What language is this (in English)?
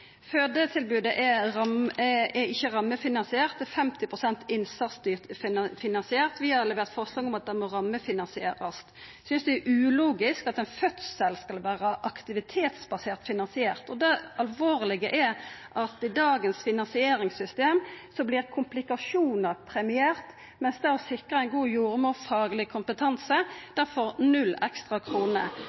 Norwegian Nynorsk